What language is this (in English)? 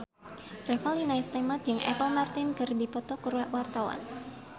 Sundanese